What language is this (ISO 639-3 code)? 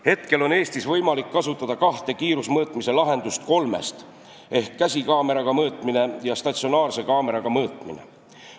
est